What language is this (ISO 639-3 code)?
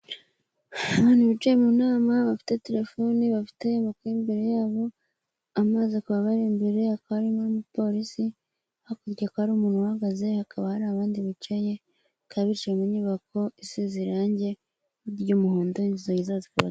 kin